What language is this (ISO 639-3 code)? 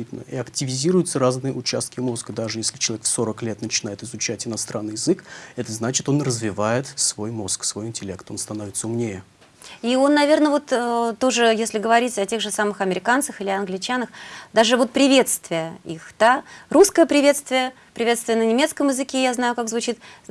rus